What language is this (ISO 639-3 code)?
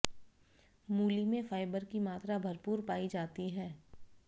hin